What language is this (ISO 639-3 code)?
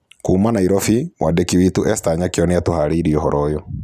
kik